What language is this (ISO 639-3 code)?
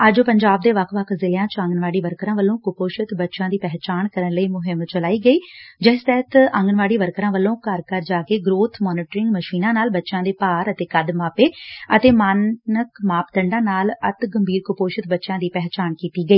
pan